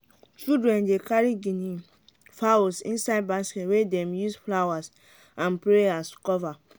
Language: Nigerian Pidgin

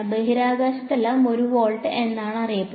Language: Malayalam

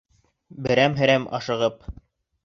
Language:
Bashkir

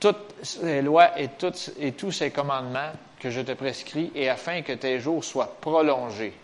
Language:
French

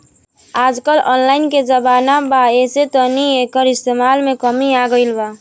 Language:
Bhojpuri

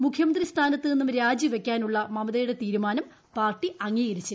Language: Malayalam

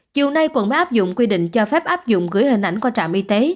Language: Vietnamese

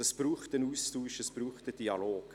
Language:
Swiss German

